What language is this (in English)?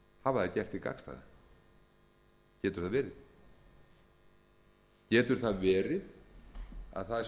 Icelandic